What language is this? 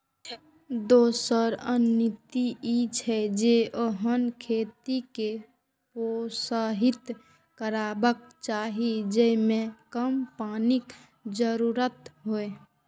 Maithili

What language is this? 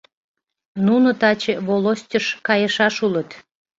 Mari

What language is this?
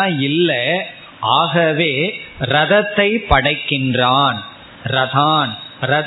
Tamil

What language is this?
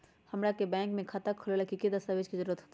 Magahi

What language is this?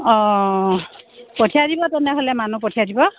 Assamese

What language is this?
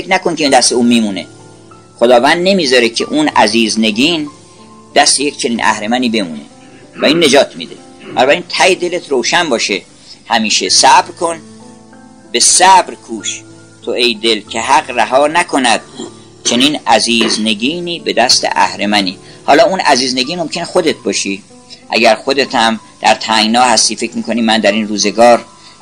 Persian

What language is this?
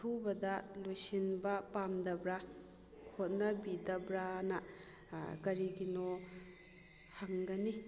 Manipuri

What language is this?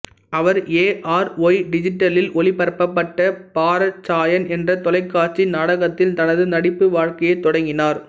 Tamil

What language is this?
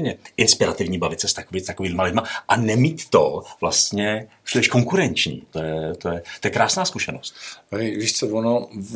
Czech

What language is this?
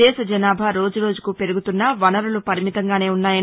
Telugu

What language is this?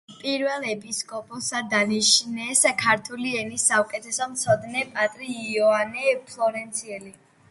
Georgian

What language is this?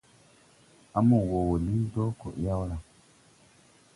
Tupuri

